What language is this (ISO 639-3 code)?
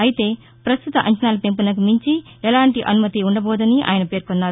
tel